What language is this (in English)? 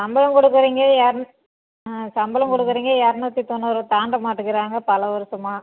Tamil